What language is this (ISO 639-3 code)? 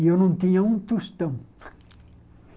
por